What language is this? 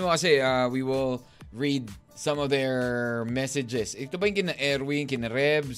Filipino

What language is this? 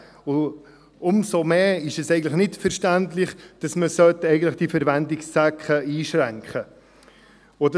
Swiss German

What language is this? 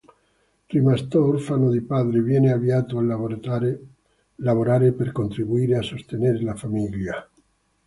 Italian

